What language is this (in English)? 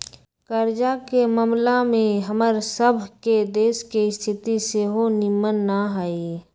Magahi